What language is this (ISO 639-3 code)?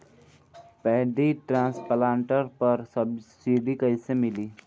bho